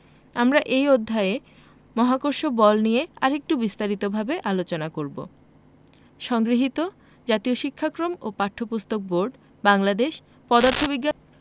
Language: Bangla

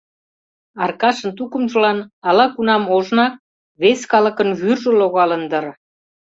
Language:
Mari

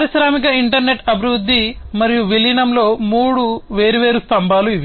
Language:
Telugu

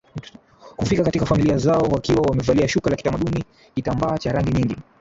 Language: Swahili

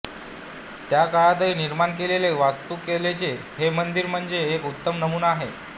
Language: Marathi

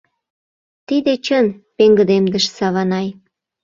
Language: Mari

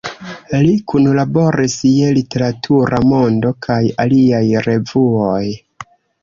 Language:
Esperanto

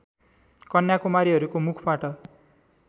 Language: Nepali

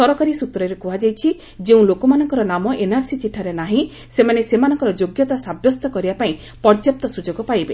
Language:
Odia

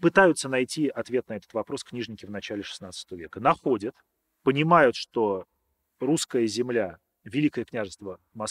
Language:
Russian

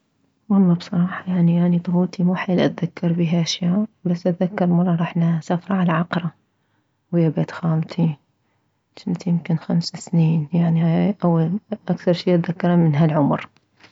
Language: Mesopotamian Arabic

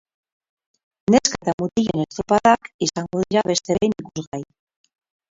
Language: Basque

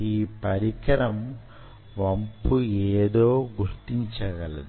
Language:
Telugu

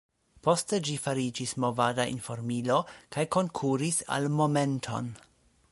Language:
Esperanto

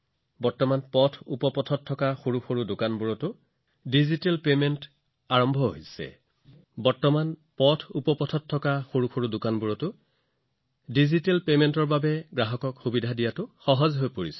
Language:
Assamese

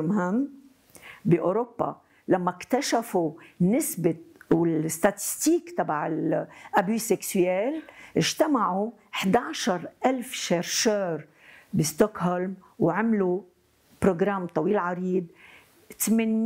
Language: Arabic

